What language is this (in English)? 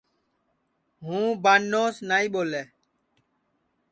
Sansi